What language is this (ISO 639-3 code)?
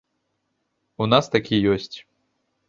bel